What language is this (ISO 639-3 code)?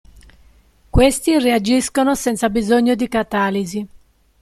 ita